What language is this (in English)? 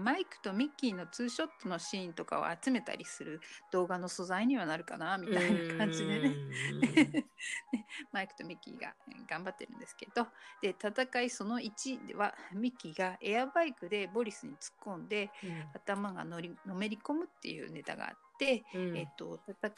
Japanese